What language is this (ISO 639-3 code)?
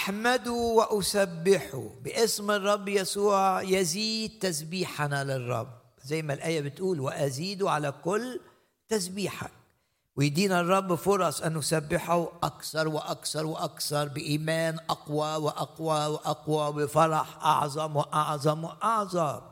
ara